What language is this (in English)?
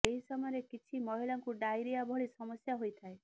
Odia